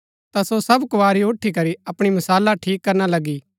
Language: Gaddi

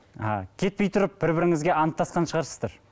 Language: Kazakh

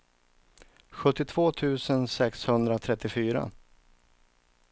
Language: Swedish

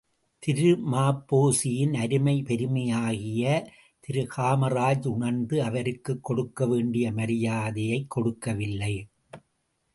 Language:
Tamil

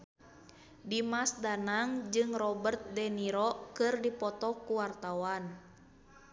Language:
Sundanese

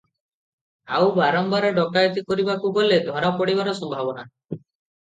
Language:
Odia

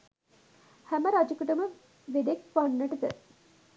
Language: Sinhala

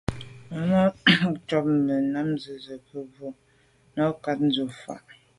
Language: Medumba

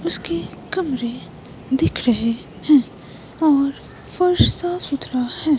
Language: Hindi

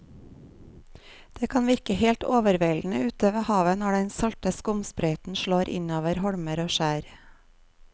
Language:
Norwegian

